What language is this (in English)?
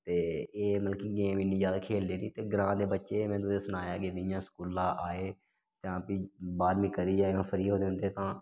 Dogri